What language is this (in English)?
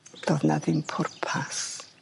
Welsh